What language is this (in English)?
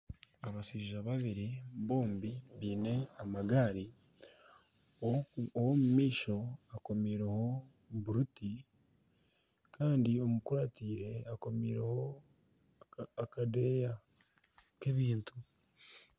Nyankole